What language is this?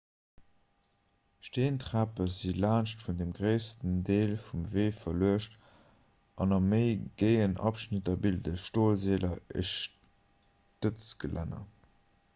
Luxembourgish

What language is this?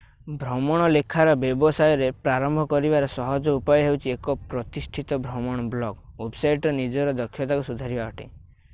Odia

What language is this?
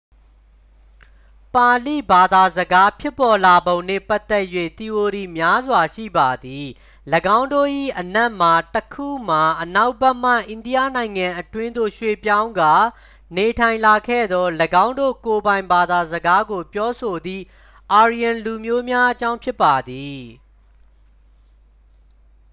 Burmese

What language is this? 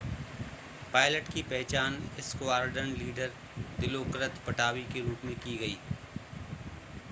Hindi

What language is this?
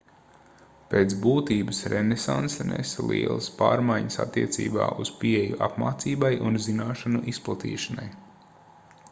Latvian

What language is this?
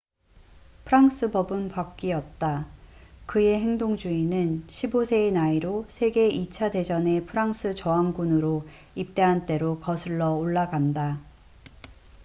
Korean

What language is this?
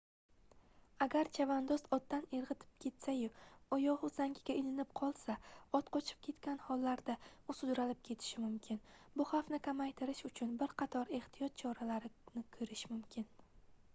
Uzbek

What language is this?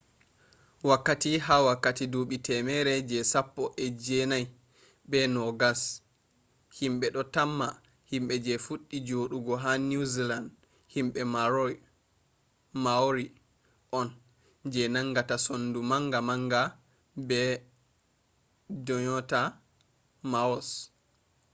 Fula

